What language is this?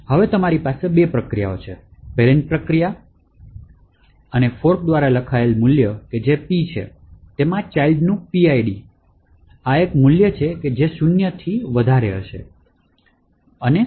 Gujarati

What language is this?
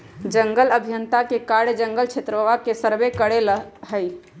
Magahi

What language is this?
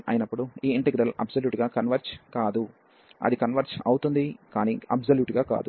Telugu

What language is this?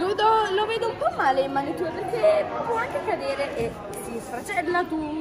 Italian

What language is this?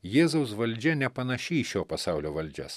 Lithuanian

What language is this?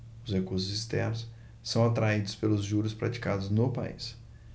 Portuguese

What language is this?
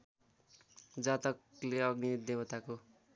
Nepali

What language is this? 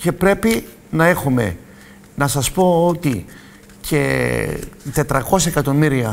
Greek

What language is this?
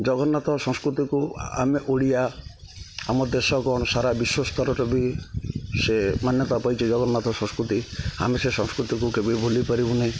Odia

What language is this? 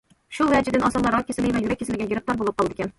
Uyghur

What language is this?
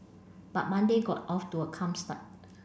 English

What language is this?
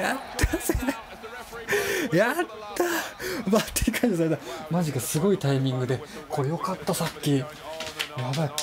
Japanese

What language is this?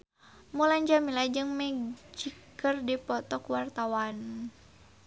Sundanese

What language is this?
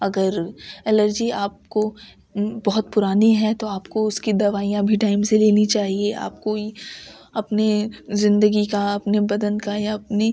Urdu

